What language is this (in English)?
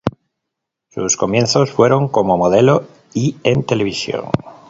Spanish